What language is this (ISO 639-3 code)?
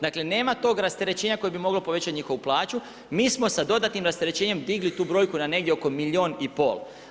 hrv